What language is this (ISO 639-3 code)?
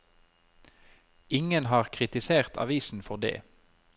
nor